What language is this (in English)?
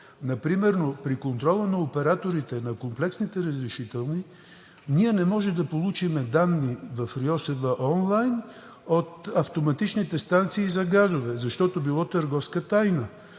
Bulgarian